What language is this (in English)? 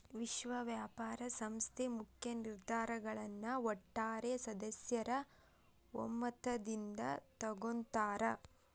Kannada